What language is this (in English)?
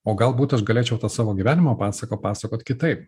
Lithuanian